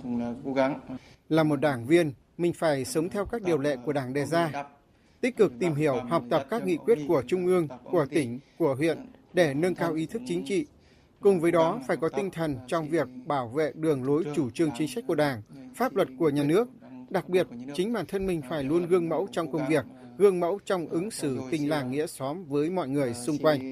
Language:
Vietnamese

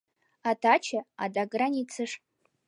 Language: Mari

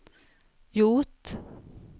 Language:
Swedish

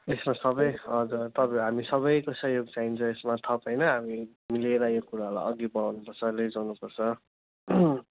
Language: Nepali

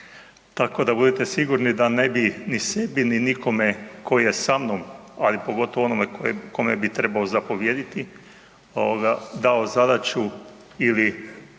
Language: Croatian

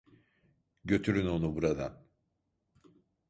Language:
Turkish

